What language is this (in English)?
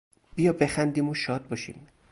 Persian